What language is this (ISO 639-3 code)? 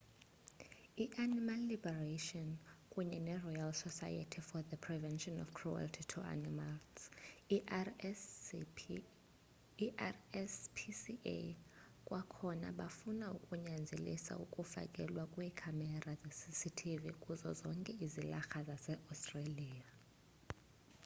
xho